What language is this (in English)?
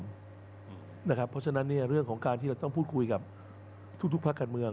Thai